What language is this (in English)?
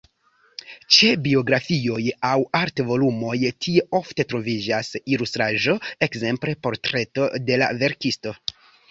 Esperanto